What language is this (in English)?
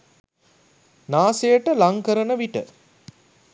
Sinhala